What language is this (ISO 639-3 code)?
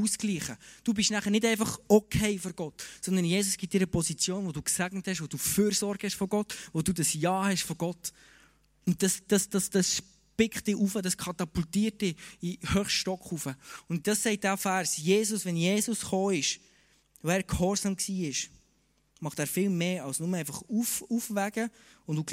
deu